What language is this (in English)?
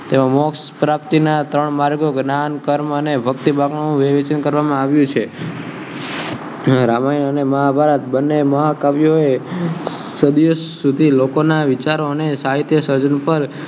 Gujarati